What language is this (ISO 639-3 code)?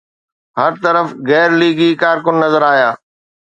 snd